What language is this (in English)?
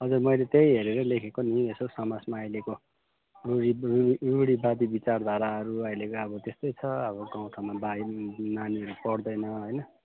Nepali